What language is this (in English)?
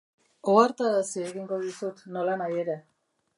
Basque